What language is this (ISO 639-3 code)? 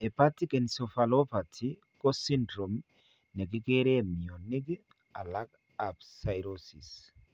kln